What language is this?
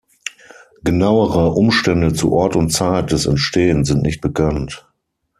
German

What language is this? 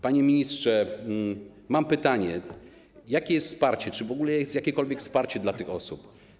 Polish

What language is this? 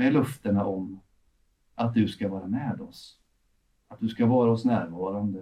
Swedish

